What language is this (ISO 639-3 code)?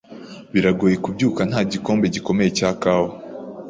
kin